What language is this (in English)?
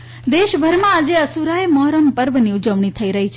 Gujarati